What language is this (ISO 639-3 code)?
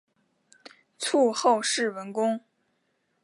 zho